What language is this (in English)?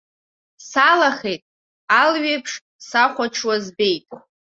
Abkhazian